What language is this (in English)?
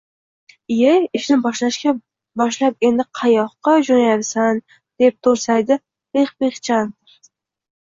Uzbek